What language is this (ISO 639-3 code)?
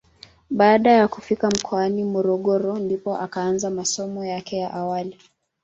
swa